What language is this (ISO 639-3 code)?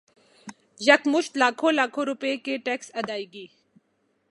urd